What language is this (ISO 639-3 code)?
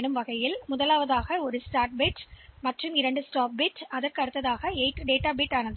tam